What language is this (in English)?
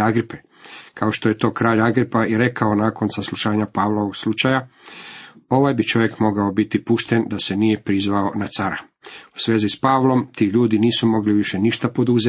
Croatian